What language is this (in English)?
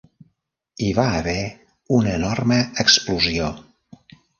Catalan